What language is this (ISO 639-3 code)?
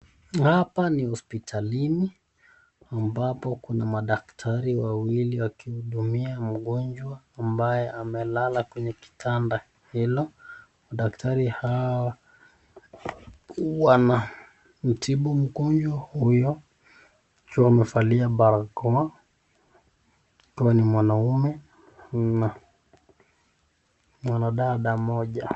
swa